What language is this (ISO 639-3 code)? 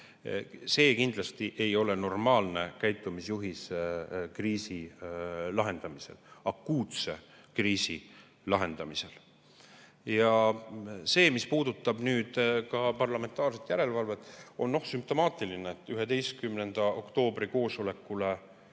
est